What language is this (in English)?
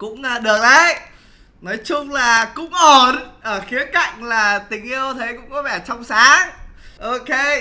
Vietnamese